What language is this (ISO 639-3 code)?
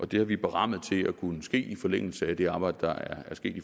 dan